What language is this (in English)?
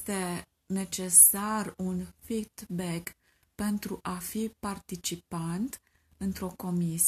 Romanian